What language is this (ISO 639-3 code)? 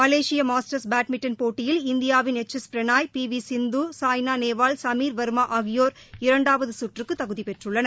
tam